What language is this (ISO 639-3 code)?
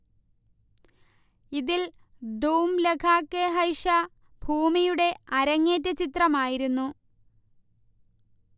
mal